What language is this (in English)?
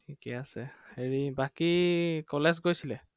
Assamese